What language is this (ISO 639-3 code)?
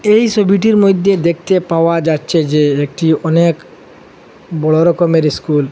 ben